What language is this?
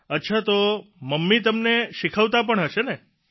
Gujarati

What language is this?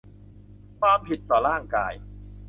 Thai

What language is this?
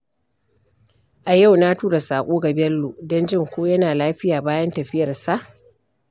Hausa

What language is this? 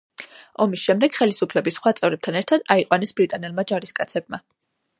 Georgian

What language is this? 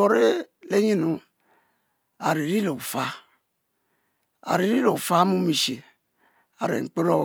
Mbe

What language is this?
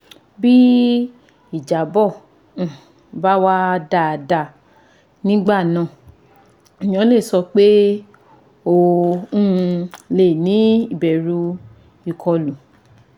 Yoruba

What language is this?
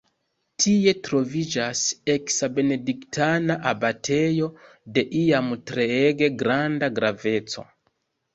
Esperanto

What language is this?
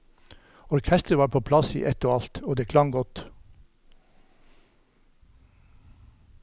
Norwegian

